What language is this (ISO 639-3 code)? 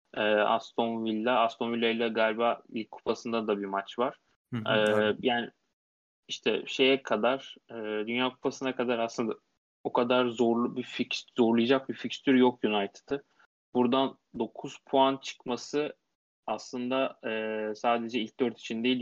tur